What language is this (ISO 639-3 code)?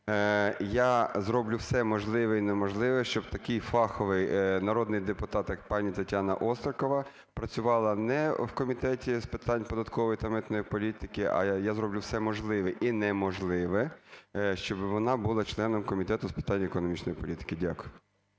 ukr